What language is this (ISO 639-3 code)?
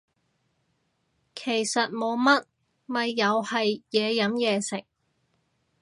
yue